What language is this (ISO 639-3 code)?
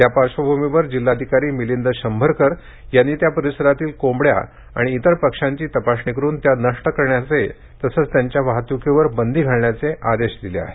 mar